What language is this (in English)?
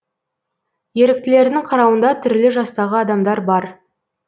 Kazakh